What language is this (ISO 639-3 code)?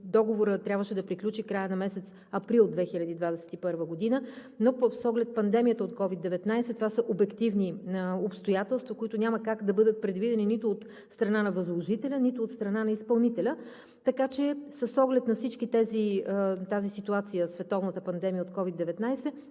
bul